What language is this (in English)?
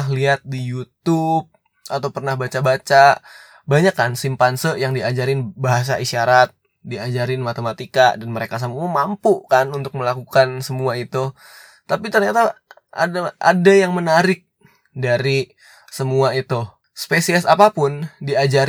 Indonesian